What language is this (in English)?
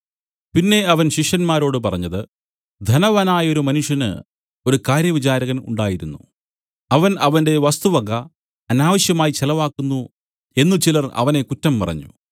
Malayalam